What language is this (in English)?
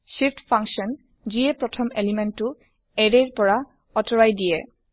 Assamese